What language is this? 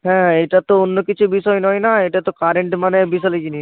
Bangla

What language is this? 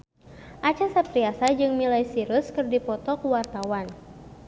Sundanese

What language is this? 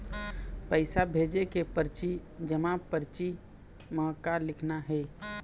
Chhattisgarhi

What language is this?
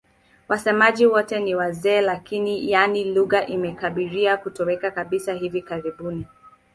Swahili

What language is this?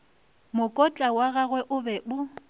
Northern Sotho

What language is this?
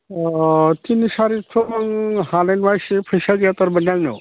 Bodo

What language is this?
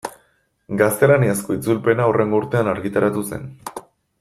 Basque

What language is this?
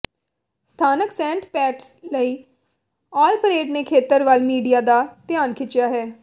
Punjabi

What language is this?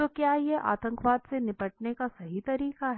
Hindi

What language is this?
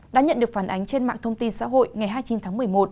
Vietnamese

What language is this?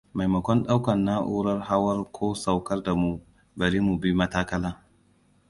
Hausa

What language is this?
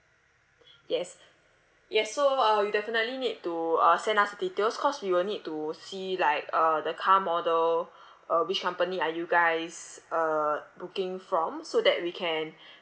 English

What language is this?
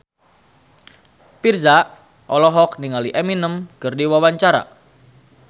Sundanese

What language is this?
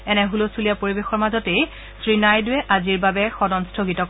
Assamese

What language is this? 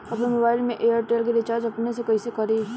Bhojpuri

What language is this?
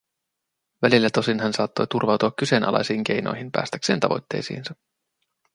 Finnish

